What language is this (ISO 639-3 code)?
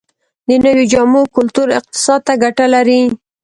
pus